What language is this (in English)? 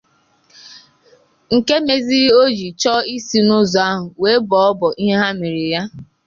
Igbo